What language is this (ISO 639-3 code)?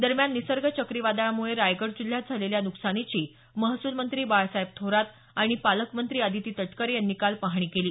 mar